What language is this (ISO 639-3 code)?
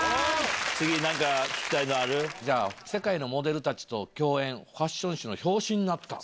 jpn